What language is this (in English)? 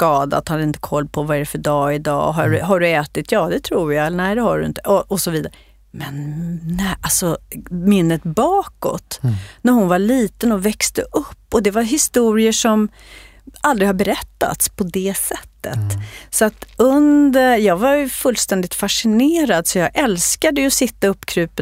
Swedish